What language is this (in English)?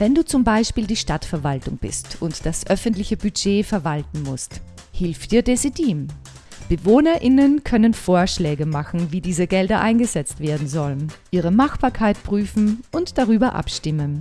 German